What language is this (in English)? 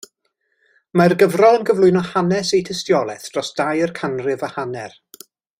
Welsh